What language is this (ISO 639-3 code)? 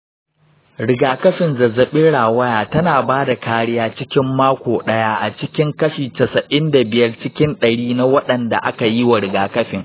hau